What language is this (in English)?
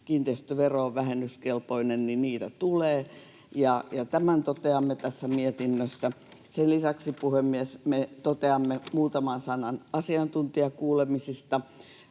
Finnish